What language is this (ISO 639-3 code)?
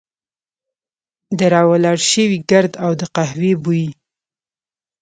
pus